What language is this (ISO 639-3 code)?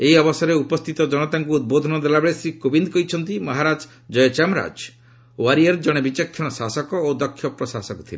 ori